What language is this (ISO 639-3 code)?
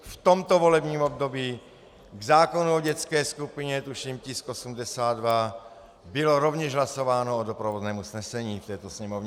ces